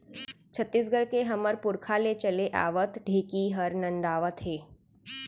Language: Chhattisgarhi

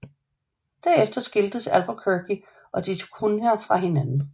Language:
Danish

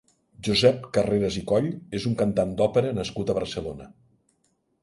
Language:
Catalan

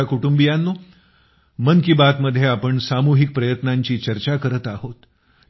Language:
Marathi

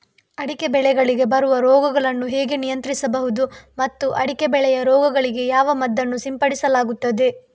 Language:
Kannada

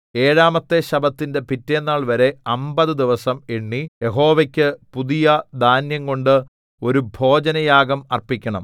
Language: Malayalam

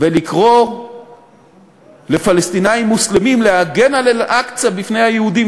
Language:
Hebrew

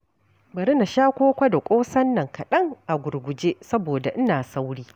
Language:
Hausa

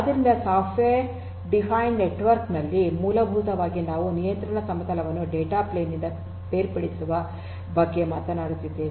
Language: Kannada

